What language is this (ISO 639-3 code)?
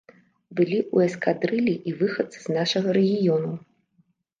bel